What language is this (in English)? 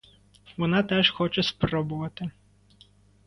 Ukrainian